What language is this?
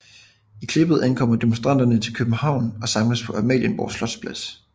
Danish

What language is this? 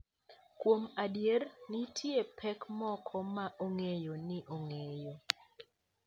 Luo (Kenya and Tanzania)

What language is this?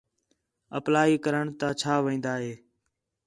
Khetrani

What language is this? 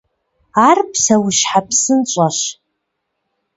Kabardian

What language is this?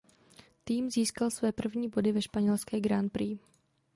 Czech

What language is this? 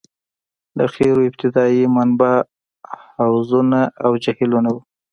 Pashto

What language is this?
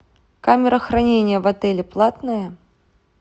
Russian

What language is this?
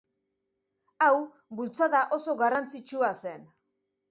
Basque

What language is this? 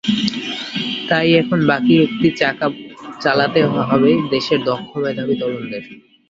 Bangla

